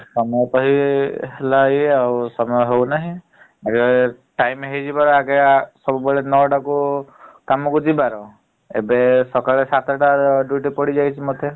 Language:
Odia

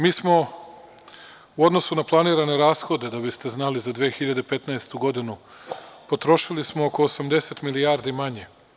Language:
Serbian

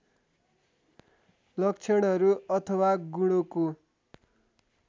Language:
Nepali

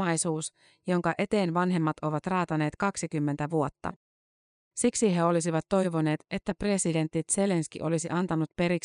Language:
Finnish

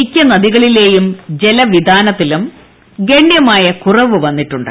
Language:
Malayalam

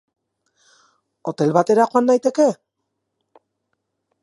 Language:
Basque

